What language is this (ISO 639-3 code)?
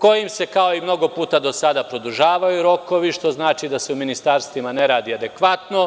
srp